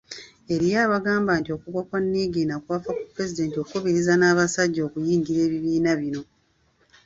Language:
Ganda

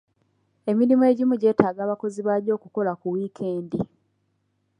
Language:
Ganda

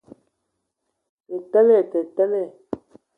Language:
Ewondo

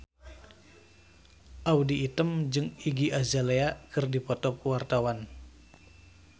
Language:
Sundanese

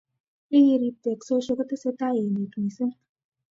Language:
Kalenjin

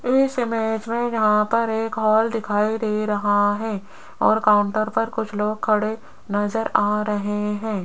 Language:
Hindi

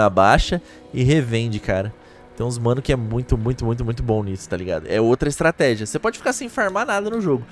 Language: Portuguese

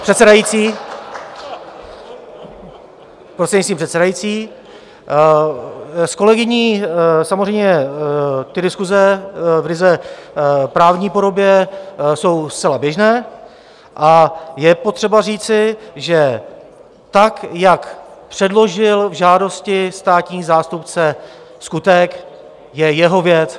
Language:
Czech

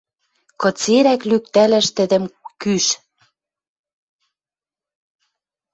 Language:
Western Mari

